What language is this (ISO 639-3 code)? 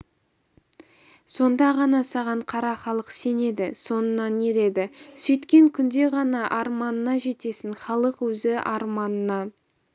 kaz